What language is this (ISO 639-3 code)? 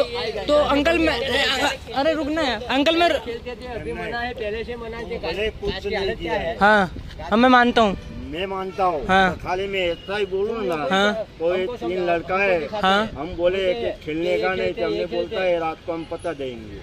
hin